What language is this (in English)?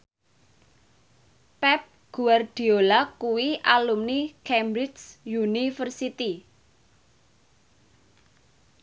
Javanese